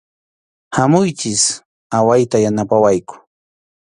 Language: Arequipa-La Unión Quechua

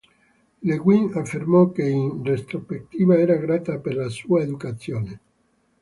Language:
Italian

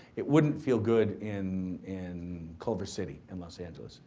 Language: English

